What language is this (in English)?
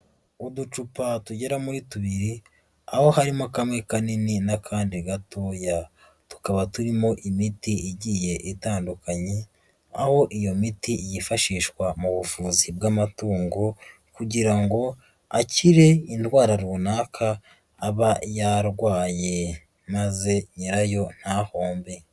Kinyarwanda